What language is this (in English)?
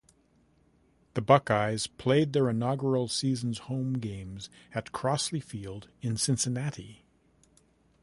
English